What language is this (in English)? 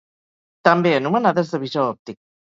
Catalan